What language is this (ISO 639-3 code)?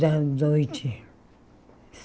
por